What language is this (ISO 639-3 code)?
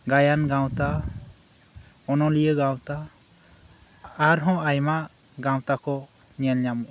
sat